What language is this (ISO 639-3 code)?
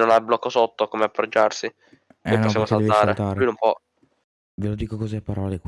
ita